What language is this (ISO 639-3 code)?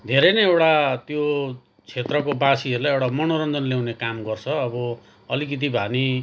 nep